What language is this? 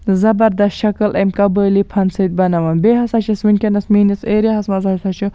Kashmiri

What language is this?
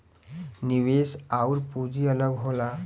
Bhojpuri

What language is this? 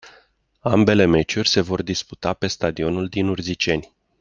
Romanian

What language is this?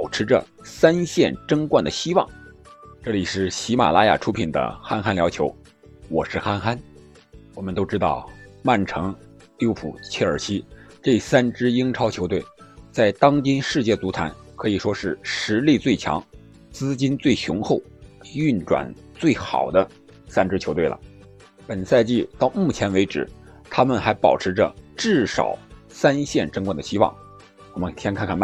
Chinese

